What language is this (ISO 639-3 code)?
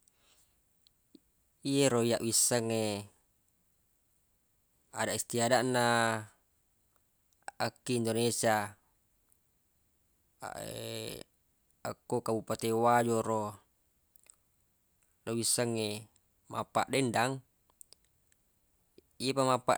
bug